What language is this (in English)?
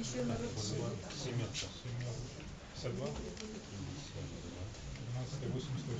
Russian